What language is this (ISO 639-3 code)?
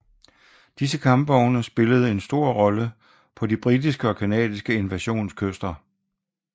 dan